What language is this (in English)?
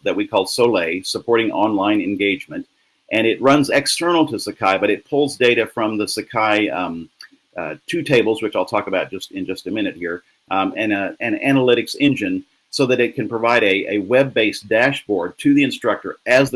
English